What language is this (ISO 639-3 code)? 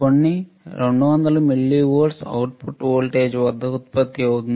tel